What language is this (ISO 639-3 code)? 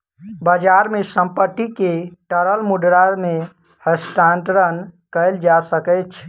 mai